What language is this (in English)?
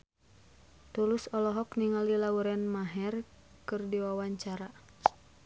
Sundanese